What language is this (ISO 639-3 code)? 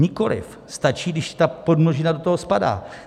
ces